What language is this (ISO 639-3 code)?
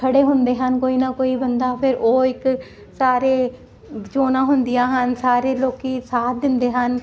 pan